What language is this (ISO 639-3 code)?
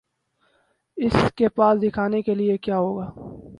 urd